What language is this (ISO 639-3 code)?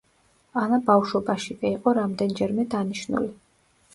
kat